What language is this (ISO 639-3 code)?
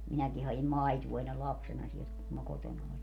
fin